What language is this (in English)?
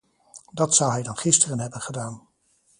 Dutch